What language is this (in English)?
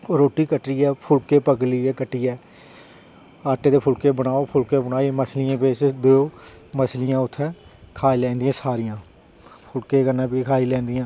Dogri